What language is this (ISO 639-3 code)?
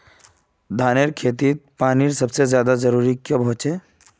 mag